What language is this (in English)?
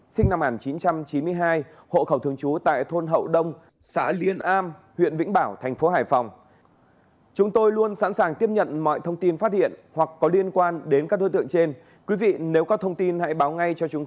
Vietnamese